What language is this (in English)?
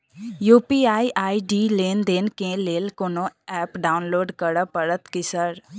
Maithili